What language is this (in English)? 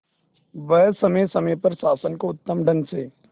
Hindi